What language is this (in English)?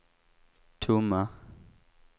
Swedish